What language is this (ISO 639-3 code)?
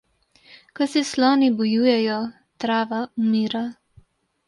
slv